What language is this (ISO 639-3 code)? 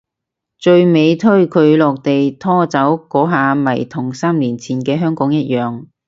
yue